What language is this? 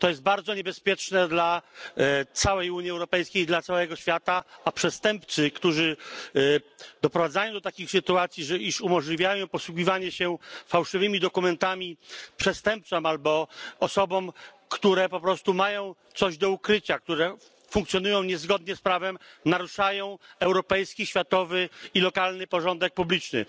Polish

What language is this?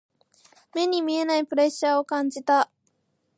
Japanese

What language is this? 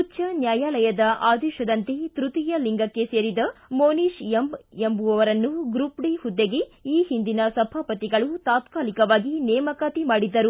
Kannada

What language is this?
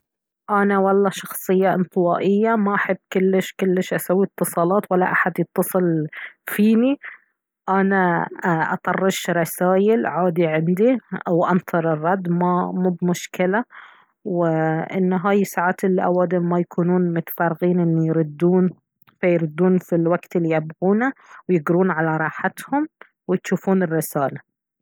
Baharna Arabic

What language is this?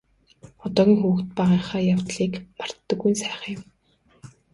Mongolian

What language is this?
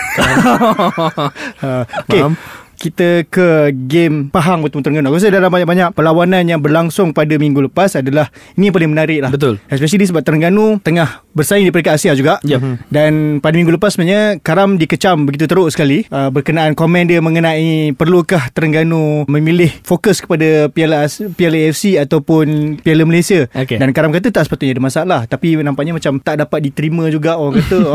Malay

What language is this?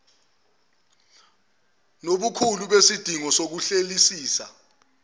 Zulu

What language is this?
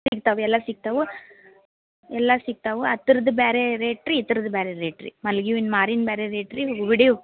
Kannada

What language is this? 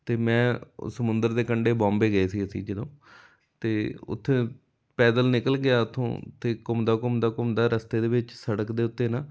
Punjabi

